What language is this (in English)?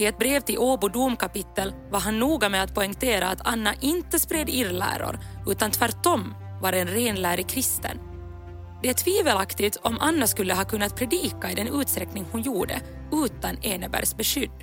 Swedish